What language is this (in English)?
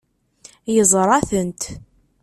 Kabyle